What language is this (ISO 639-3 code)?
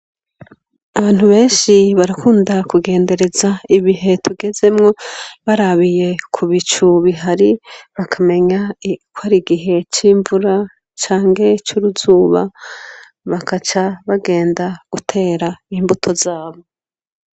run